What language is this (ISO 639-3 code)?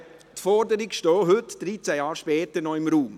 gsw